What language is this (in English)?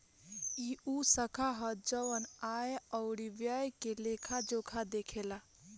Bhojpuri